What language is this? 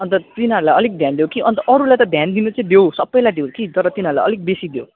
Nepali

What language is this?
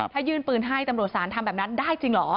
Thai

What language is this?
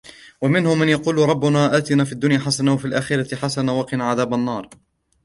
Arabic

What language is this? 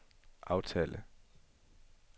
Danish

